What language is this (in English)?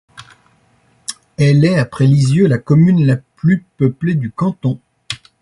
French